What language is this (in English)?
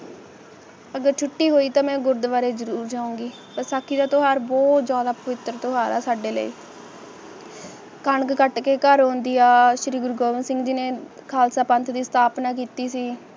Punjabi